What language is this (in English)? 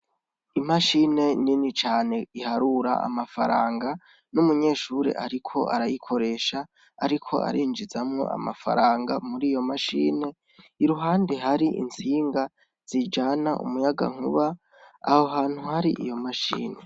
Rundi